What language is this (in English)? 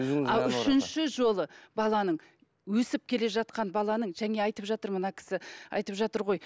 Kazakh